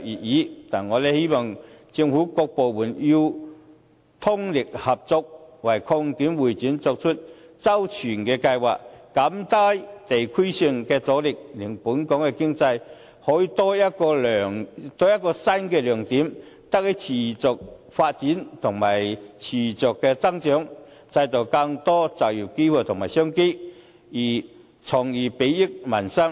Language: Cantonese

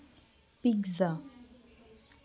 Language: Santali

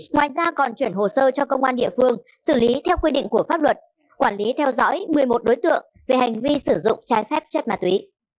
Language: Vietnamese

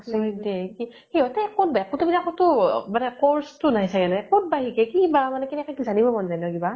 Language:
Assamese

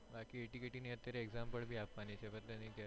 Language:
Gujarati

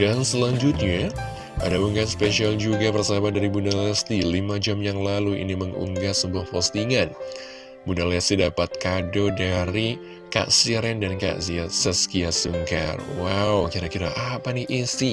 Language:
Indonesian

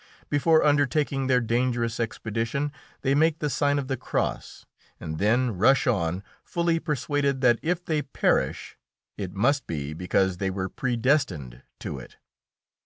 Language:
English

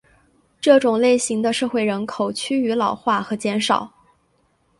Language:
Chinese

